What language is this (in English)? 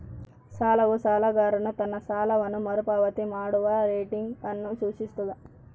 Kannada